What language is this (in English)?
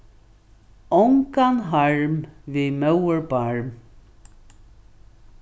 Faroese